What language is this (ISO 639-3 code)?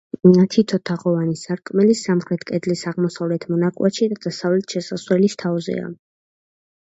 kat